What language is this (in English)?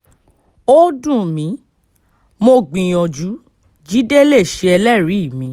Yoruba